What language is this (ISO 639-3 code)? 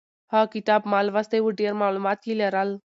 pus